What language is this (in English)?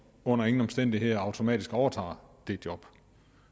Danish